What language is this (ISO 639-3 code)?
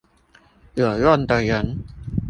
zho